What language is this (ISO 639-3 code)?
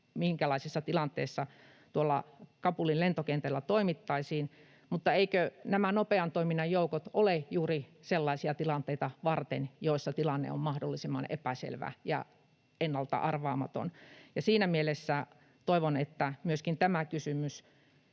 fin